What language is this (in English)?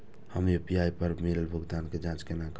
Maithili